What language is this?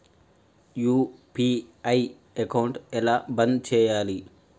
Telugu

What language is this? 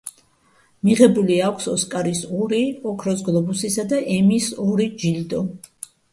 Georgian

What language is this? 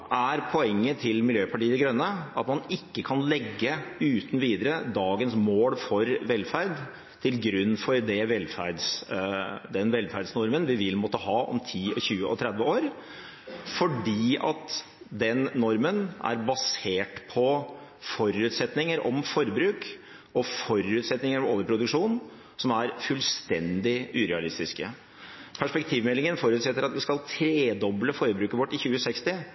Norwegian Bokmål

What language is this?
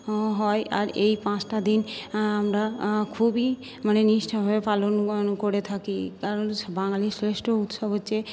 Bangla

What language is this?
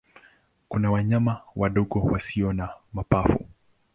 Swahili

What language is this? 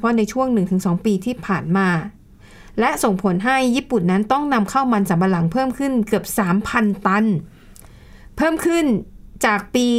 Thai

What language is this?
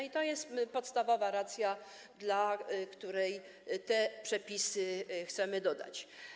Polish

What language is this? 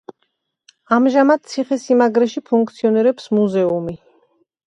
Georgian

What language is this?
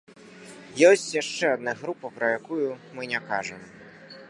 Belarusian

